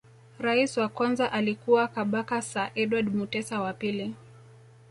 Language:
Swahili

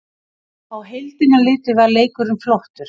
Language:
Icelandic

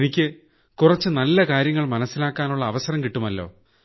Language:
Malayalam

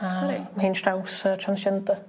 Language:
Welsh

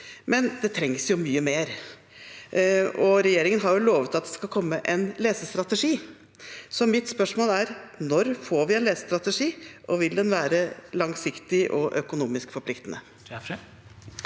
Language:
Norwegian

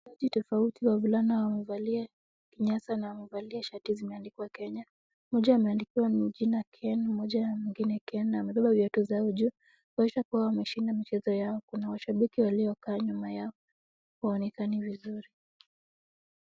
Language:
Swahili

